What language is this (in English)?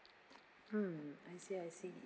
English